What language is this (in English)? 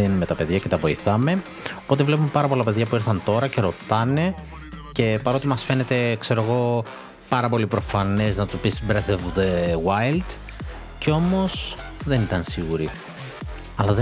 Greek